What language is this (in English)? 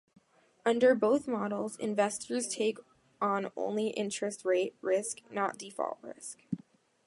English